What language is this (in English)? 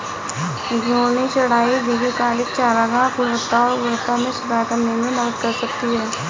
Hindi